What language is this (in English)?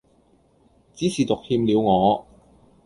Cantonese